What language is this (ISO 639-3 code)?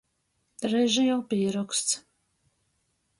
ltg